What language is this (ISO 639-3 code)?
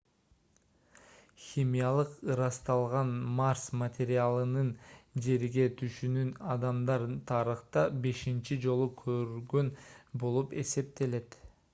kir